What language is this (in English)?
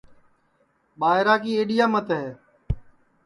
Sansi